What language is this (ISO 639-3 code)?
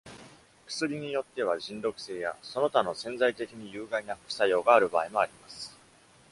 jpn